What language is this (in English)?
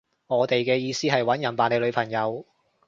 Cantonese